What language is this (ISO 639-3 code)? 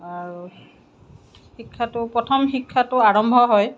asm